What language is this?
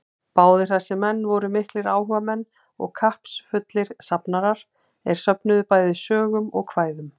Icelandic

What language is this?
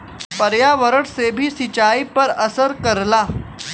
Bhojpuri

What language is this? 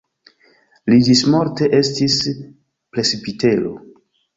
Esperanto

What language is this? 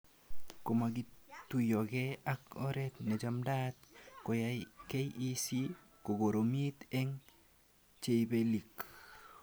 Kalenjin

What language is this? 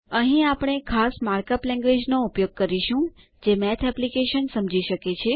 Gujarati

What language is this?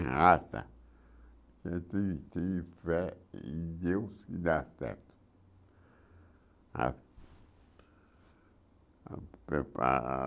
Portuguese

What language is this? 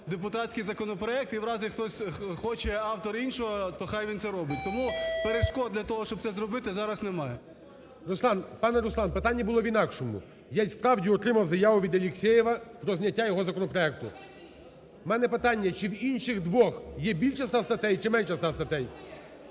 Ukrainian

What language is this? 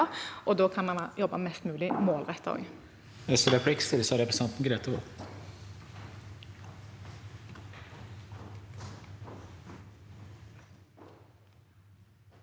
Norwegian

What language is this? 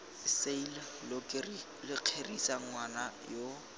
Tswana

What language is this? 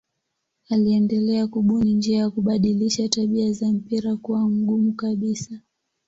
Swahili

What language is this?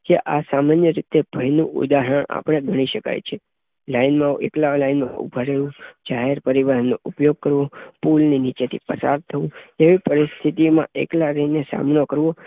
Gujarati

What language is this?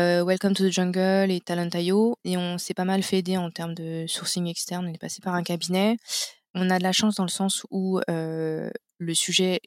French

